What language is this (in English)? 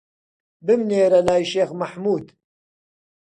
Central Kurdish